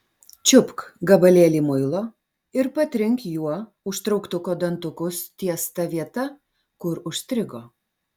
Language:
Lithuanian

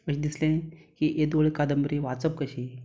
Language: Konkani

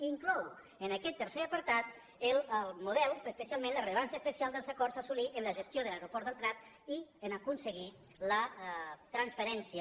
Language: Catalan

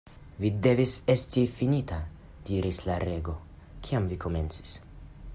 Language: Esperanto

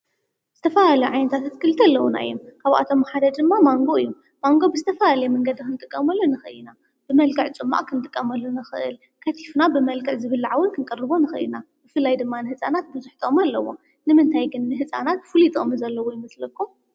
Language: Tigrinya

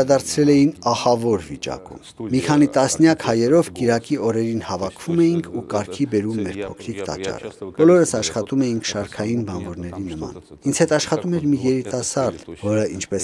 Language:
Romanian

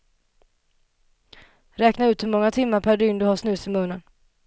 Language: Swedish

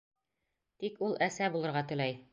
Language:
Bashkir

